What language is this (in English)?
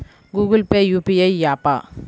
Telugu